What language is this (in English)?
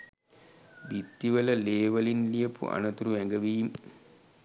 Sinhala